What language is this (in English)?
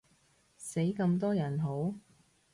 Cantonese